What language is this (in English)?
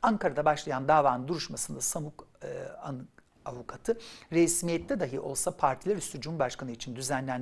Turkish